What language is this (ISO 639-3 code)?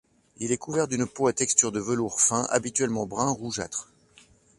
fra